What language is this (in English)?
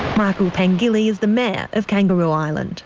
English